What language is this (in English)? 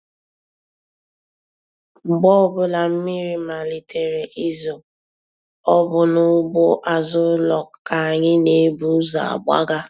Igbo